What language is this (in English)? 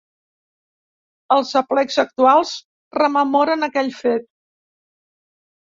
Catalan